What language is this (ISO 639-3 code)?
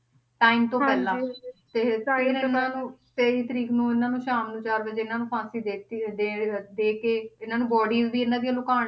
pan